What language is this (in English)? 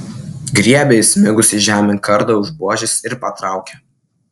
Lithuanian